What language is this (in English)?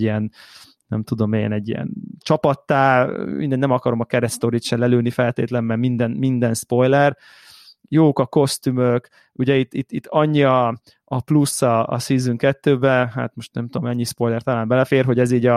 Hungarian